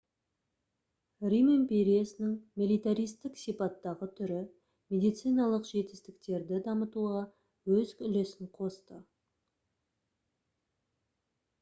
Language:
Kazakh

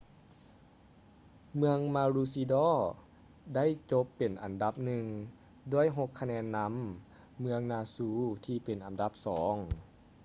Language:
Lao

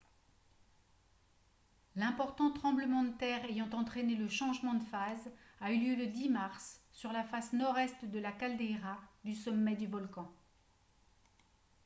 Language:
French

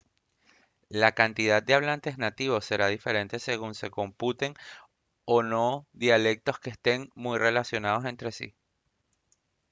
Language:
Spanish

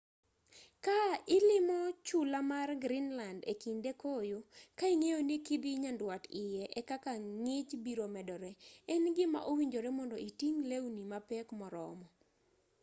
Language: Luo (Kenya and Tanzania)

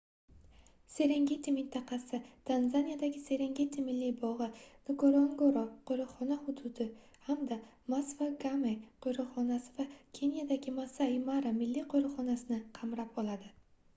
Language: Uzbek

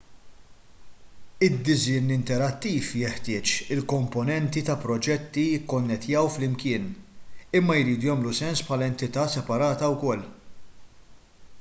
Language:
Maltese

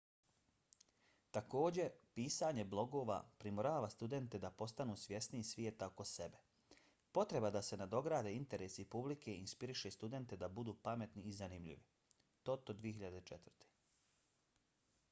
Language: Bosnian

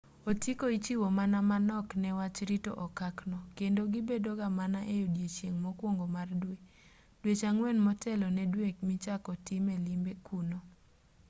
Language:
Luo (Kenya and Tanzania)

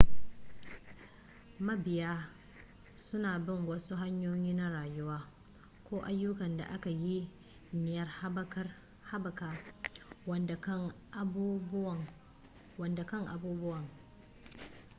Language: Hausa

